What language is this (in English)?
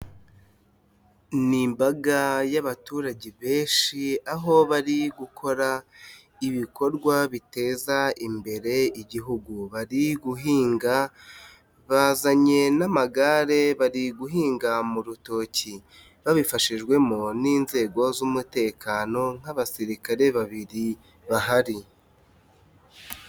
Kinyarwanda